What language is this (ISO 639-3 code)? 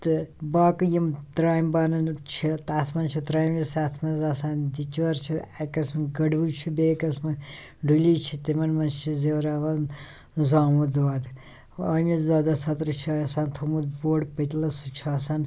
kas